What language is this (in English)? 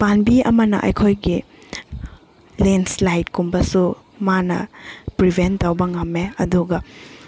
Manipuri